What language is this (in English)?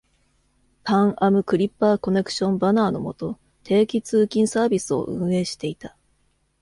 Japanese